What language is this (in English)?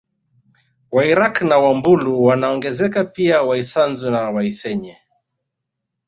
Swahili